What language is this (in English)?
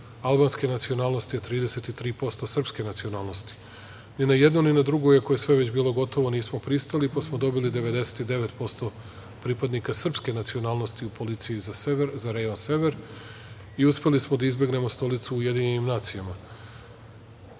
Serbian